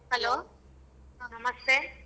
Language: Kannada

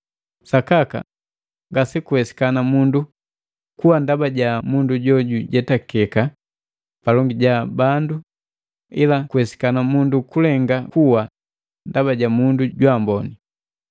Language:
Matengo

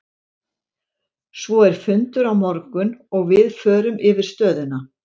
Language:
Icelandic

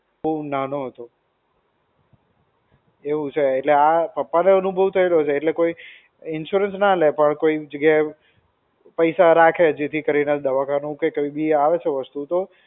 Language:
Gujarati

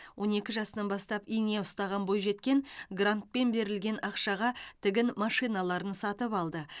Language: Kazakh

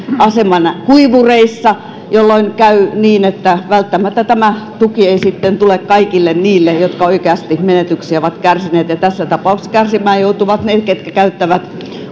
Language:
Finnish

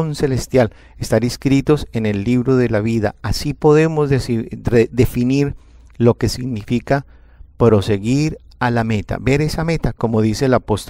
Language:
Spanish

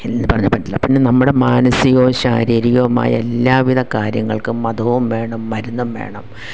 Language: Malayalam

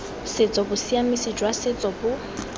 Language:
Tswana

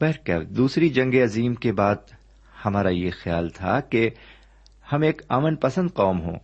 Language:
Urdu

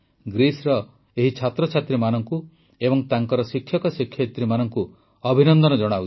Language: Odia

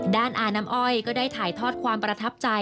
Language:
Thai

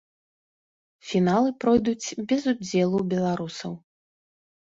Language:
Belarusian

